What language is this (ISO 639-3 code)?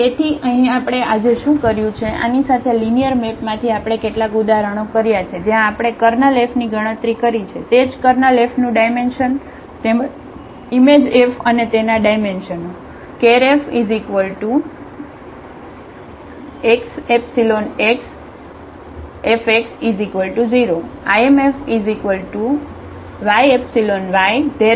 guj